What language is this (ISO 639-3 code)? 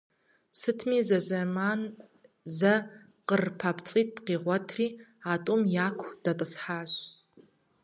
kbd